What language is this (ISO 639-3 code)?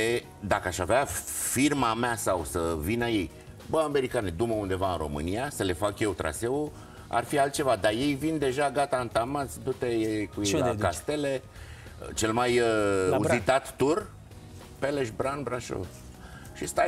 ron